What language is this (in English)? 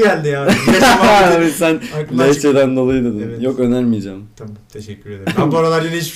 Turkish